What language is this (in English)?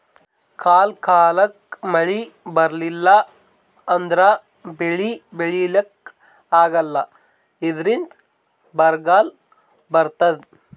Kannada